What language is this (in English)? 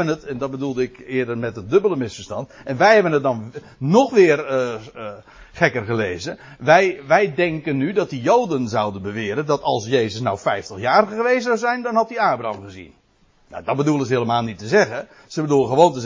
Dutch